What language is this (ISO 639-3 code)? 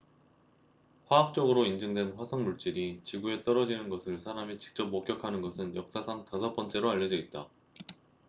kor